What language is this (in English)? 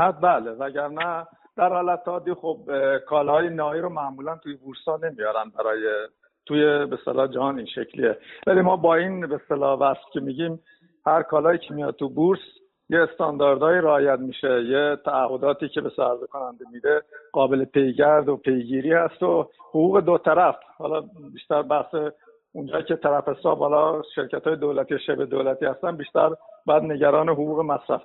Persian